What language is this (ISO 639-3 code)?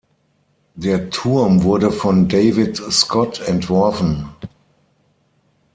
deu